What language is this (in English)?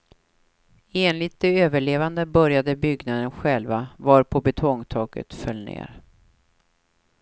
Swedish